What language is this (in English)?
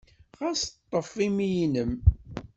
Kabyle